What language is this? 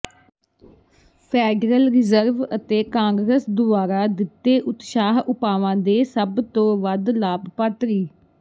Punjabi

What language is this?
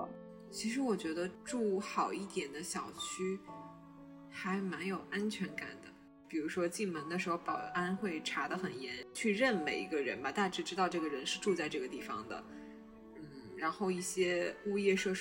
Chinese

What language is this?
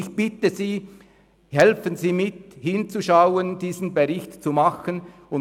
Swiss German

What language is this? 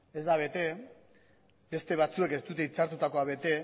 Basque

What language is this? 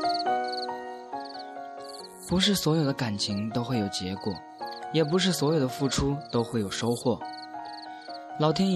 Chinese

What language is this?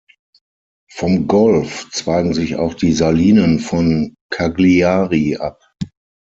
German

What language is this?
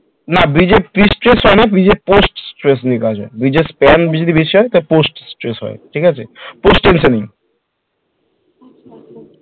Bangla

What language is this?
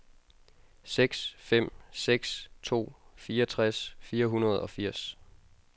Danish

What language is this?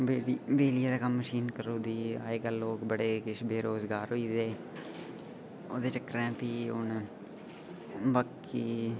Dogri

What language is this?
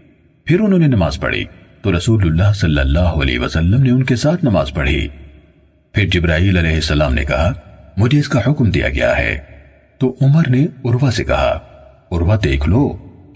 Urdu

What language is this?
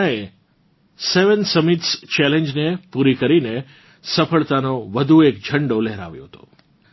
Gujarati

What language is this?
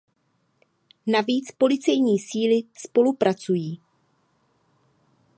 Czech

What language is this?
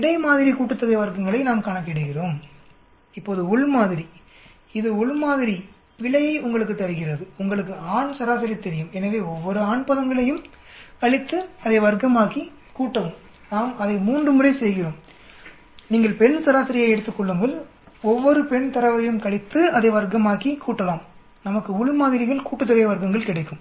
Tamil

